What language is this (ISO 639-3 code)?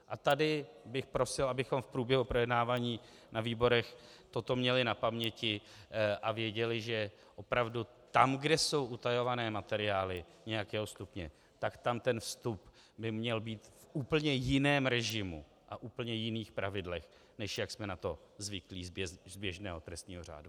ces